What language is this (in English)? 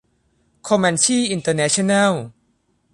Thai